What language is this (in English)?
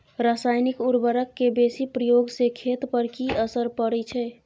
Maithili